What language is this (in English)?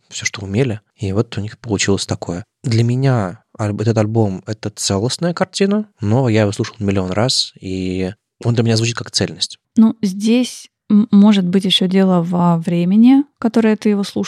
Russian